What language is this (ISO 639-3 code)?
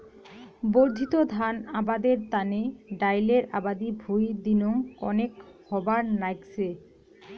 ben